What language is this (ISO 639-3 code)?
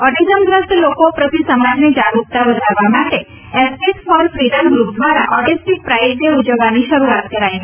guj